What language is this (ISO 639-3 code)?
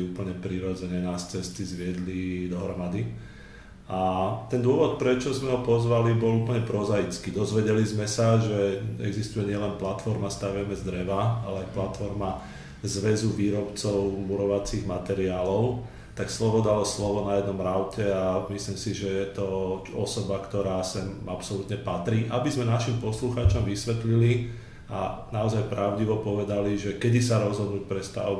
slk